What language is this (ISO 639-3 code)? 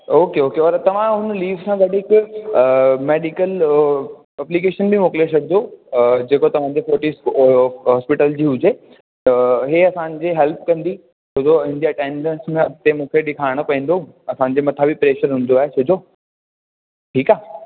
snd